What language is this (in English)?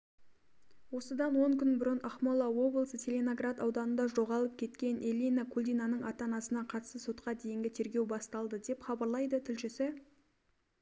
Kazakh